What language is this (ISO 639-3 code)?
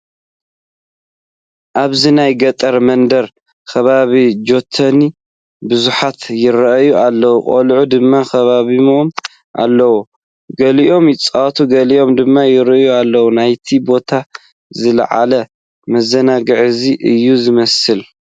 tir